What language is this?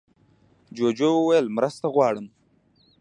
Pashto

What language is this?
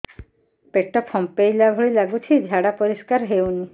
Odia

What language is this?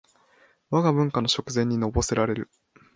Japanese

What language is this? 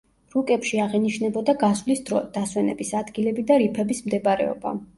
Georgian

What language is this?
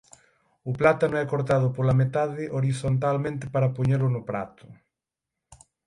Galician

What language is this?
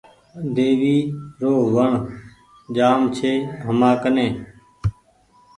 Goaria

